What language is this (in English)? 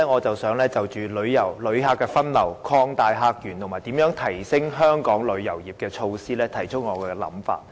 Cantonese